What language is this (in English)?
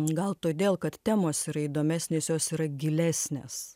Lithuanian